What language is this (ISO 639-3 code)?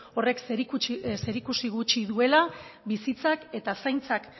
eus